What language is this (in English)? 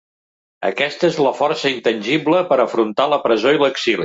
Catalan